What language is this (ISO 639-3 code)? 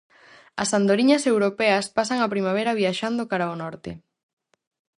glg